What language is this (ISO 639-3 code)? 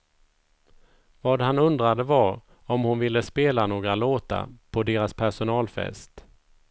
swe